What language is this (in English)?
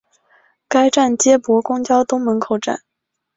Chinese